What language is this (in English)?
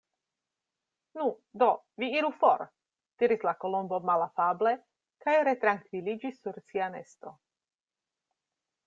Esperanto